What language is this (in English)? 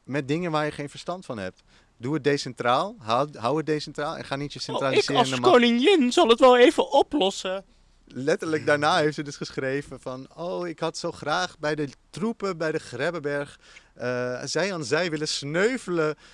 Dutch